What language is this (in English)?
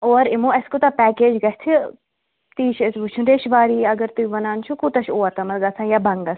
Kashmiri